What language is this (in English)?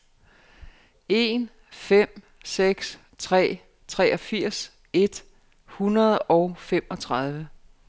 Danish